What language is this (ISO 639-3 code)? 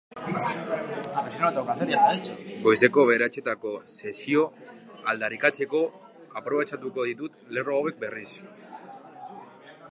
eus